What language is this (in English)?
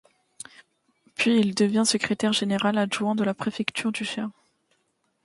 French